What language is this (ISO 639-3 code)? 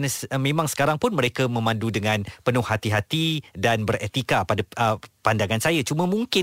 msa